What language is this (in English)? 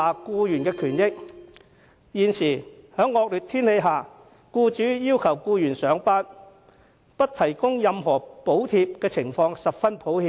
Cantonese